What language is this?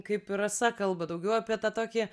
Lithuanian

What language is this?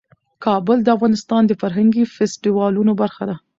Pashto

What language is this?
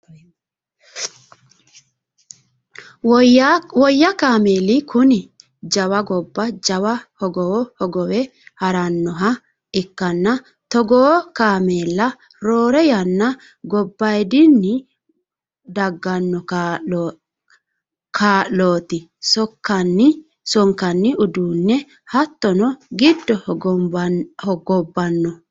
Sidamo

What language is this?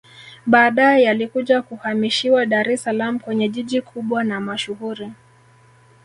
Swahili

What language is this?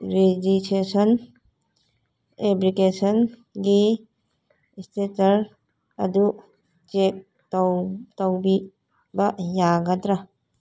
Manipuri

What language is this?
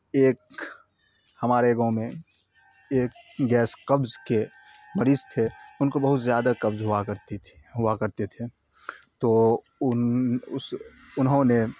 Urdu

